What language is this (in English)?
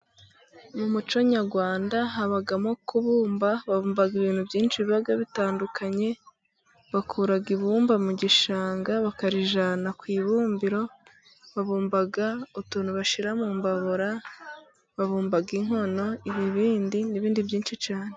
Kinyarwanda